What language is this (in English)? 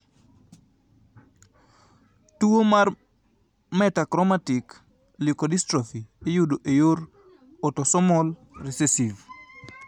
Luo (Kenya and Tanzania)